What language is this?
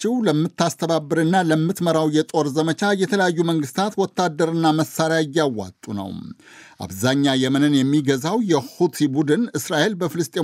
Amharic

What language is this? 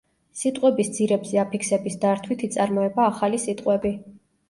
Georgian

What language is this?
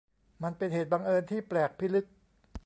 Thai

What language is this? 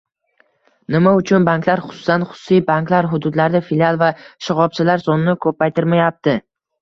Uzbek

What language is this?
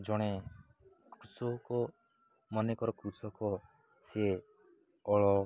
Odia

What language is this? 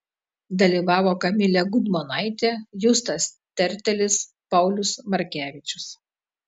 Lithuanian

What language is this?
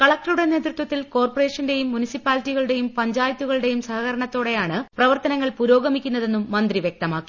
Malayalam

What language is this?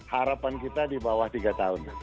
Indonesian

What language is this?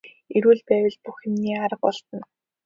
Mongolian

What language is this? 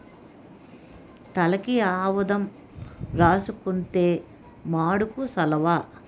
Telugu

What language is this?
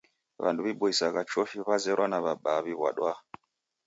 Taita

